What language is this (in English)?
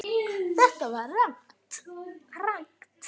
Icelandic